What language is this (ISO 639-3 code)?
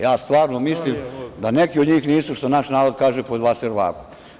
srp